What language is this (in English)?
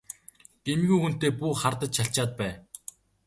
Mongolian